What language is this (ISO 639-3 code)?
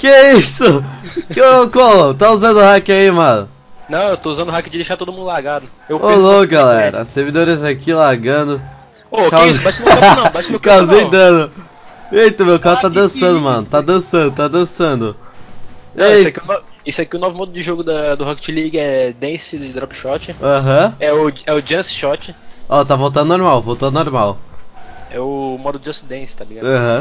por